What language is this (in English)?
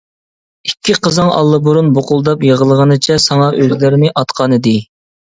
Uyghur